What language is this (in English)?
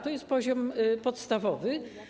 Polish